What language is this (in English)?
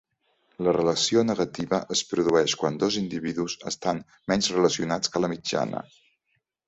Catalan